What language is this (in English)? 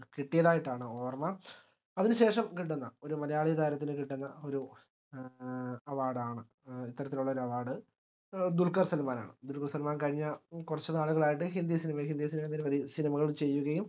Malayalam